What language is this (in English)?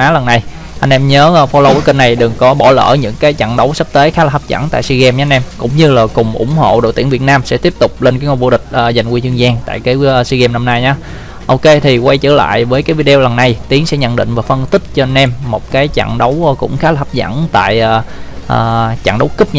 Vietnamese